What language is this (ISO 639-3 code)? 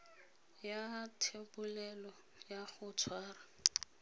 tsn